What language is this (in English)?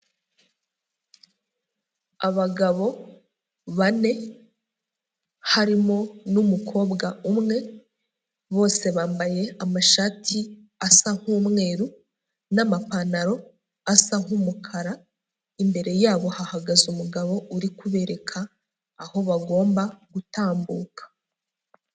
Kinyarwanda